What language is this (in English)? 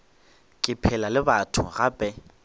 Northern Sotho